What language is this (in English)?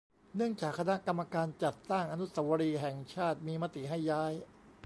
Thai